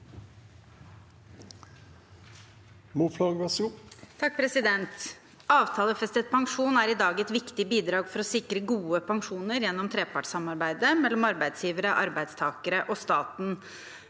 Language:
Norwegian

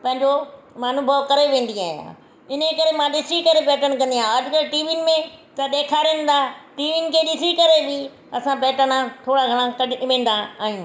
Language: Sindhi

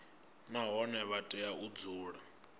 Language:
Venda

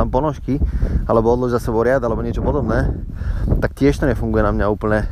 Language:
Slovak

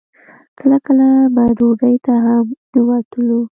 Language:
Pashto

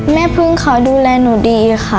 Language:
Thai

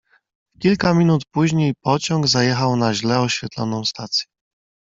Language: Polish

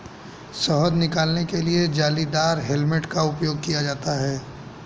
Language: Hindi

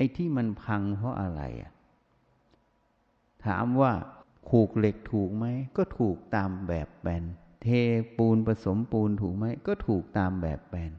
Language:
Thai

